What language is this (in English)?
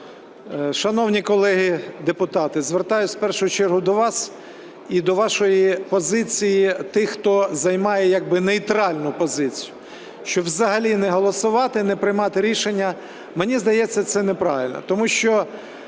Ukrainian